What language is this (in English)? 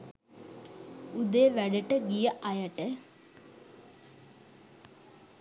Sinhala